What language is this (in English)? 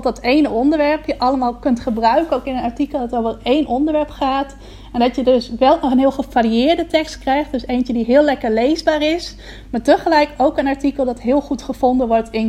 Dutch